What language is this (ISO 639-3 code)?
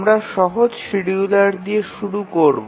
ben